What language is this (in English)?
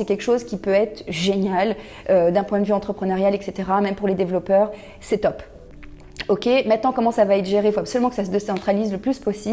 French